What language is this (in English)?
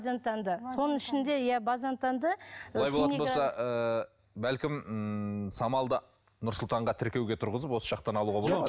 Kazakh